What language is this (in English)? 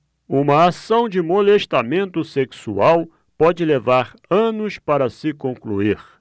Portuguese